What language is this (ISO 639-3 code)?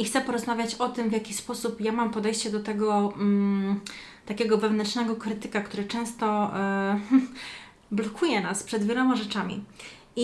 pol